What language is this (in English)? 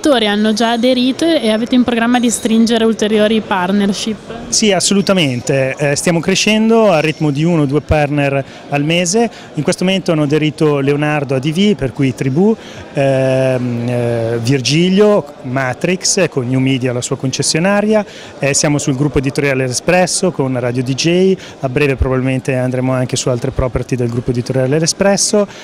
Italian